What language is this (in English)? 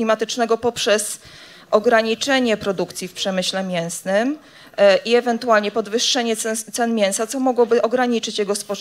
Polish